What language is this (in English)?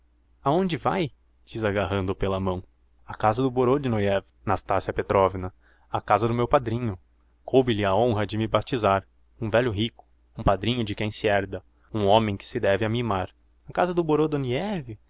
Portuguese